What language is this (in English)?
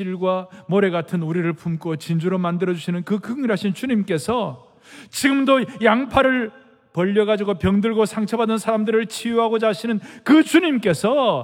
Korean